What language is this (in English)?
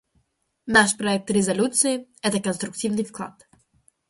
Russian